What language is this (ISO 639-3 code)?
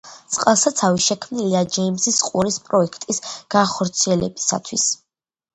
kat